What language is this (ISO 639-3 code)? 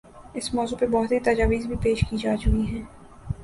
urd